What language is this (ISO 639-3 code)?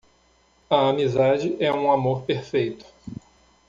por